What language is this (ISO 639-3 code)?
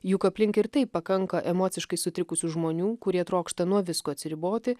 lit